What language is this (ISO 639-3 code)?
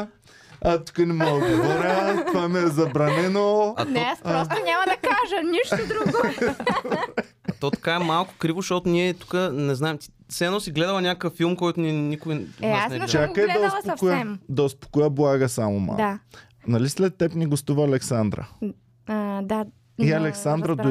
bul